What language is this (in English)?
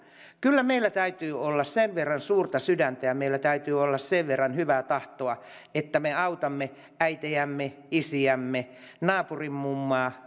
Finnish